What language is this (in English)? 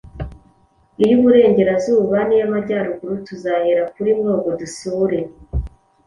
Kinyarwanda